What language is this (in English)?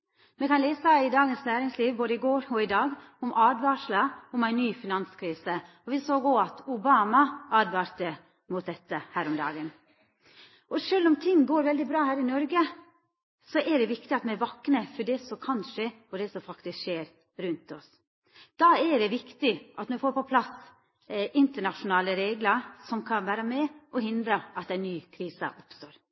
Norwegian Nynorsk